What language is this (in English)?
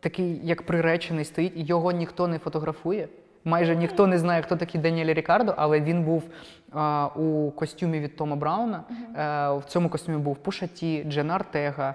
Ukrainian